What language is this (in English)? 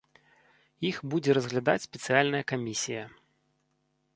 Belarusian